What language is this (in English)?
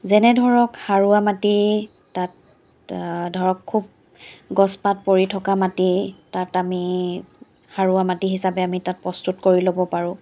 Assamese